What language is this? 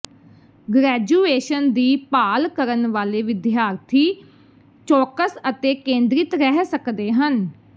Punjabi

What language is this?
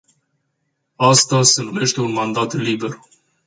Romanian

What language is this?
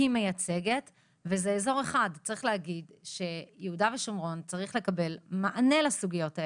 Hebrew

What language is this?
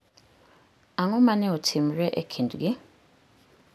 Luo (Kenya and Tanzania)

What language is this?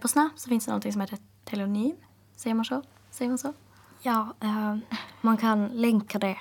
Swedish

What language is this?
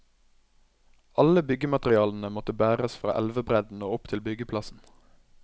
Norwegian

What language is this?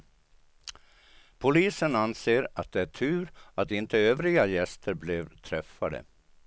Swedish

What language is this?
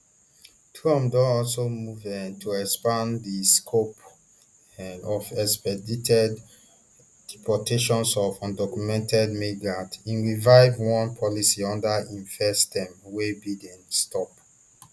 Nigerian Pidgin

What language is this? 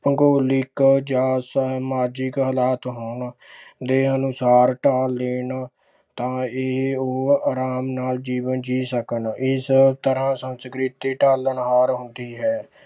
Punjabi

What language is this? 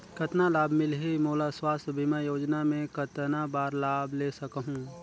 Chhattisgarhi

